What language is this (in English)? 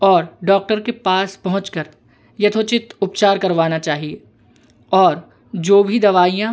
Hindi